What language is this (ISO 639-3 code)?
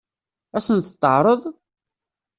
kab